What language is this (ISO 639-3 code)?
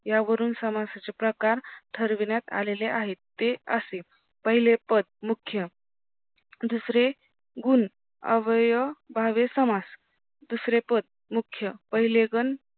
mar